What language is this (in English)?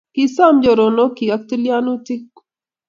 Kalenjin